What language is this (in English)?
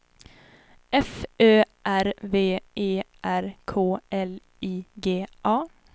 Swedish